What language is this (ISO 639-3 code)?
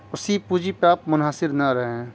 urd